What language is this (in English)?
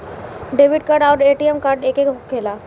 Bhojpuri